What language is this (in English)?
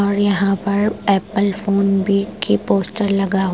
Hindi